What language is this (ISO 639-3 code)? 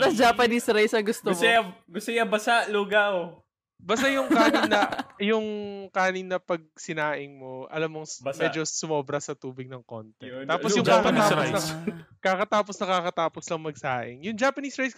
fil